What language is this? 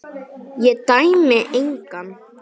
Icelandic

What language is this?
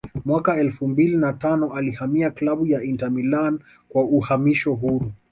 Swahili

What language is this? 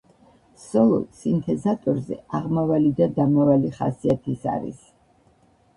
Georgian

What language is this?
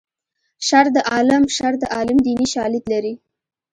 Pashto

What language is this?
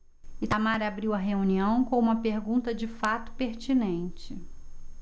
Portuguese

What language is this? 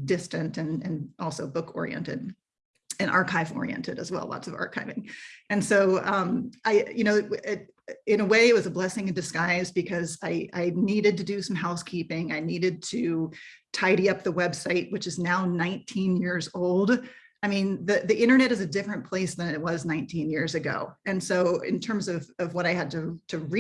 English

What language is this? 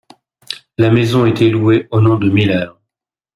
French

